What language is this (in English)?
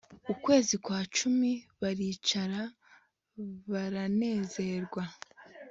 Kinyarwanda